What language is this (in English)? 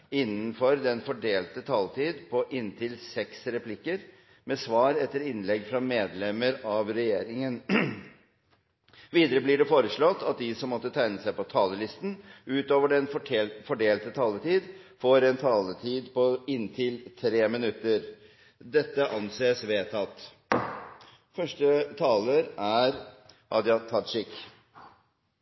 Norwegian